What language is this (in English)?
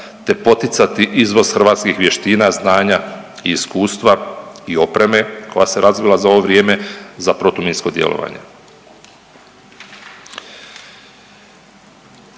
Croatian